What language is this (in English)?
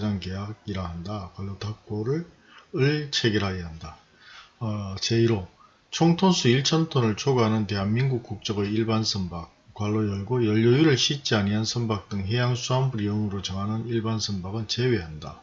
Korean